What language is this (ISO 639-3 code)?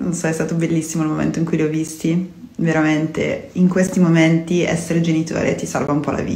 ita